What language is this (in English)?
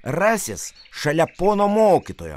Lithuanian